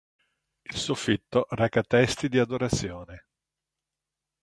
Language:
Italian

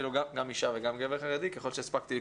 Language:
Hebrew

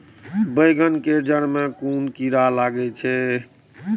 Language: Maithili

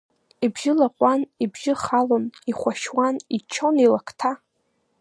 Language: Abkhazian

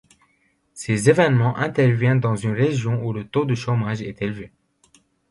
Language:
French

